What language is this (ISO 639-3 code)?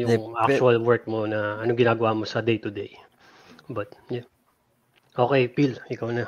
fil